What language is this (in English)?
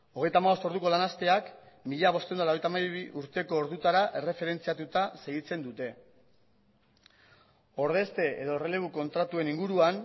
Basque